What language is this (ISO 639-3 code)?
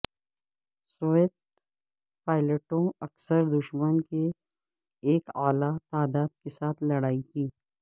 urd